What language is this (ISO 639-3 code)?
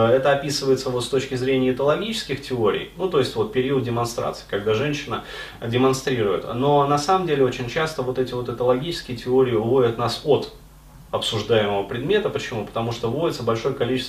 rus